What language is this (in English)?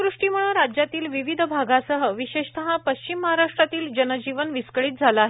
Marathi